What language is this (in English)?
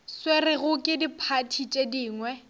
Northern Sotho